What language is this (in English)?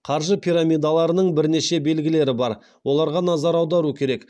Kazakh